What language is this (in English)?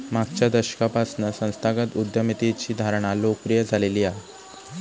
Marathi